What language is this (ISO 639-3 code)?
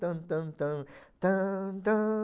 por